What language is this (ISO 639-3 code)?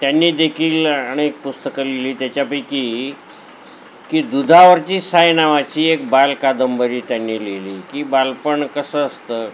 mar